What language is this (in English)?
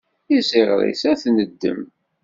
Kabyle